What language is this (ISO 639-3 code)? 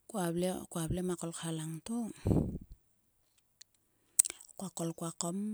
sua